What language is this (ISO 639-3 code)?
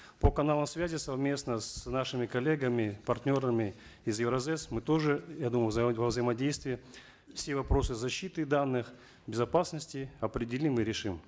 kaz